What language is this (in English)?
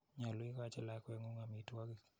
Kalenjin